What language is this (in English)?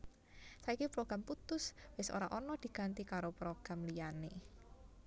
Javanese